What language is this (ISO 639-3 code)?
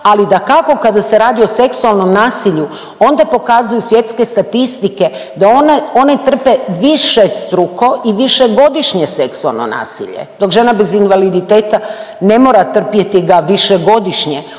hrv